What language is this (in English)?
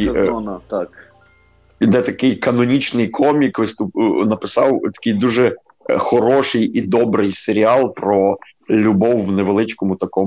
Ukrainian